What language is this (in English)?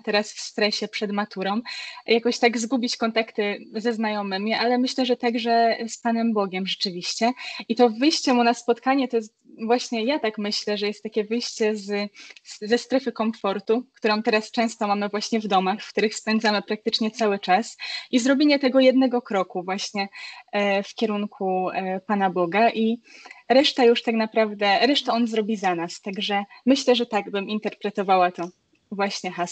Polish